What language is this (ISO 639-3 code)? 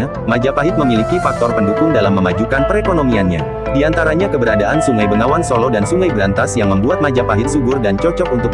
ind